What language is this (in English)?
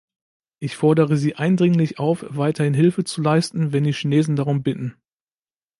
German